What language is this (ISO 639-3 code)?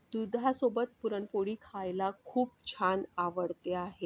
mar